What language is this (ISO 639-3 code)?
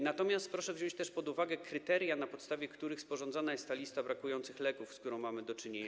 pol